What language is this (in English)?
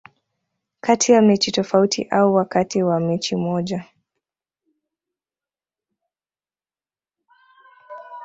Swahili